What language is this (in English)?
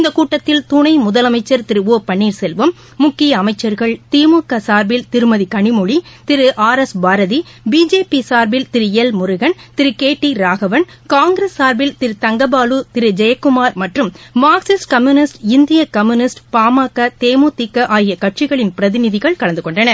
Tamil